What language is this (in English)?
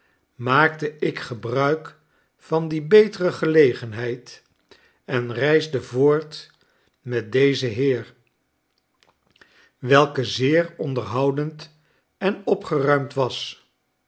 Dutch